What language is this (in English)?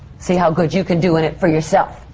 English